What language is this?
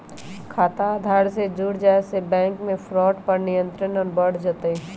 Magahi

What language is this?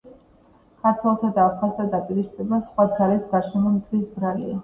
Georgian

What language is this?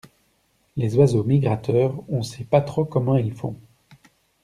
French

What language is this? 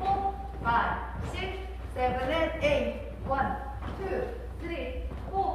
English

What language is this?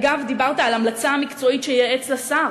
Hebrew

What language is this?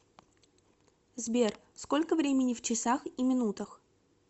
Russian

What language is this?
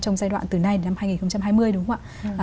Vietnamese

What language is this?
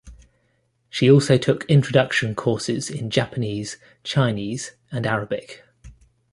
English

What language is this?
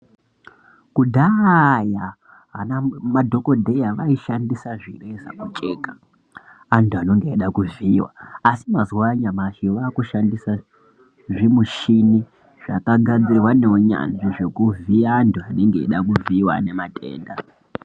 Ndau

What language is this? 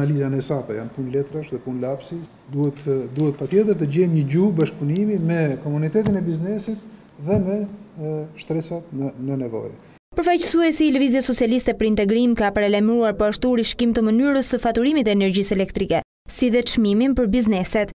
Greek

